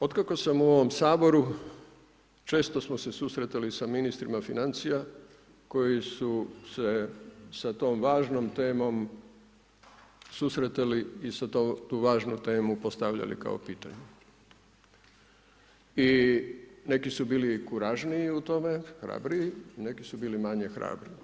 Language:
Croatian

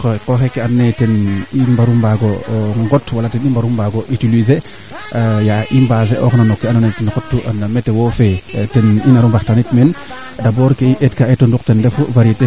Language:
Serer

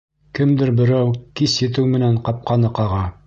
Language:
Bashkir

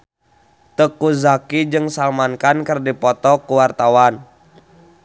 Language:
Sundanese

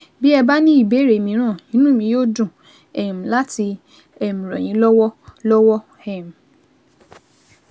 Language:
Yoruba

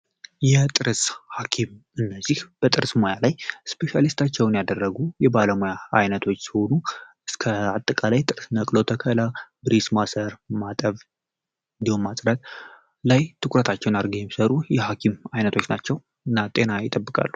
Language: Amharic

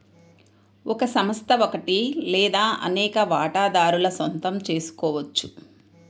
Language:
Telugu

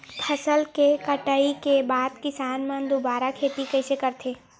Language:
Chhattisgarhi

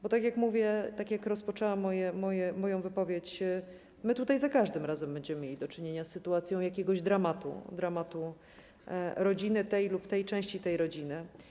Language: Polish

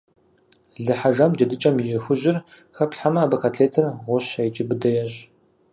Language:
Kabardian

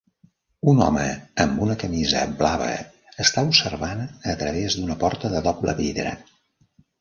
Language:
Catalan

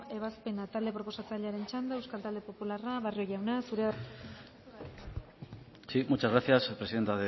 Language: Basque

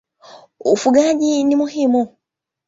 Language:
Swahili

